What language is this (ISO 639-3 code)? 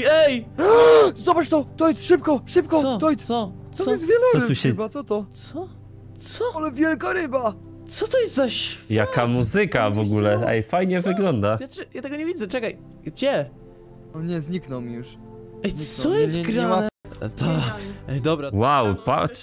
pol